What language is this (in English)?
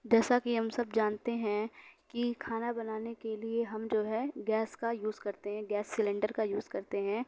Urdu